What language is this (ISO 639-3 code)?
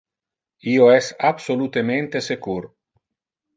ina